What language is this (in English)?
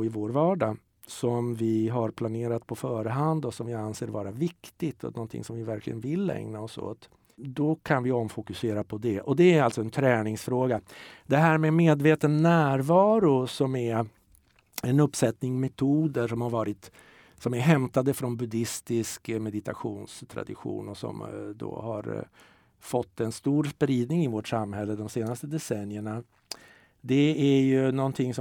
Swedish